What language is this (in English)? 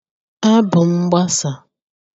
Igbo